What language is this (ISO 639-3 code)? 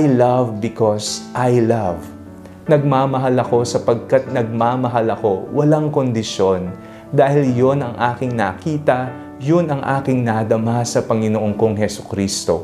fil